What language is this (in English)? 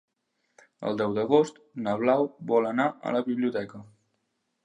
Catalan